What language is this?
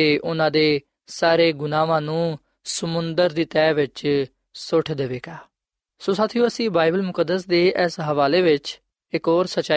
Punjabi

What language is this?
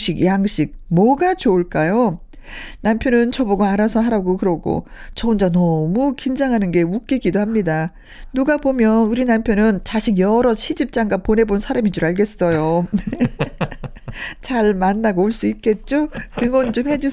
Korean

